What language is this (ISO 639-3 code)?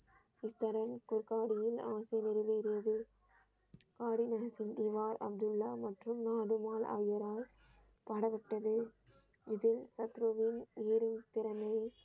tam